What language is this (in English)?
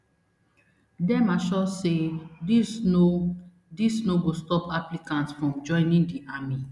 Nigerian Pidgin